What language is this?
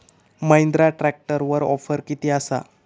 Marathi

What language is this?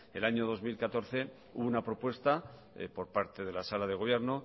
Spanish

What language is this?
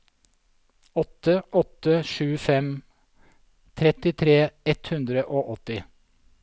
Norwegian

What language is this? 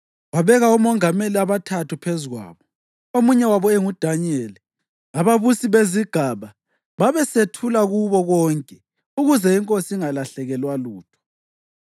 North Ndebele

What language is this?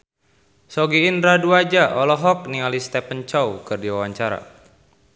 Sundanese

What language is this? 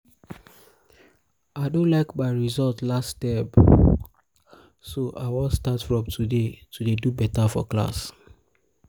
Nigerian Pidgin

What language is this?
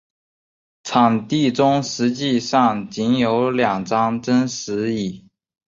Chinese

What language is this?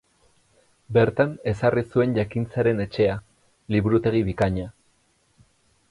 Basque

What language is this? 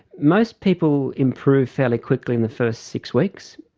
English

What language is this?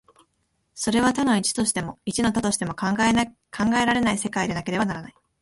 Japanese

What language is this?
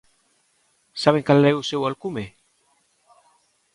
Galician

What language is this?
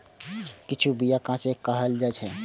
Maithili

